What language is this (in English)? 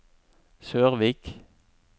Norwegian